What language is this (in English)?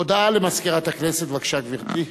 Hebrew